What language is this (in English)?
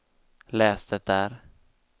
Swedish